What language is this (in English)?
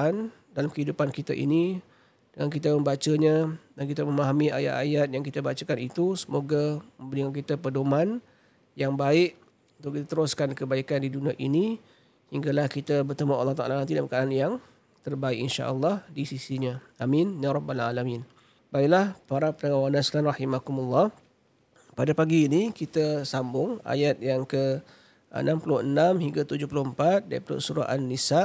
Malay